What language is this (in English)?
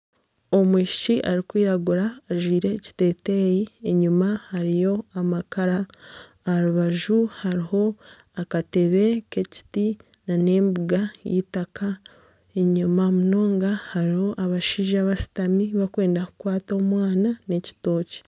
Nyankole